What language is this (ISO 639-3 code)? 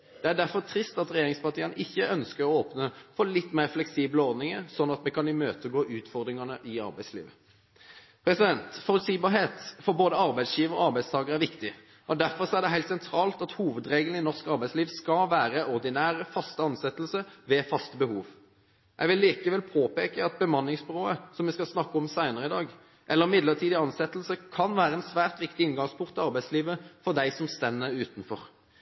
nob